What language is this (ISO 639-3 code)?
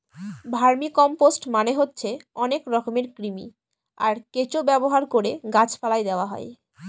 ben